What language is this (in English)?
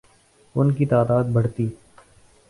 Urdu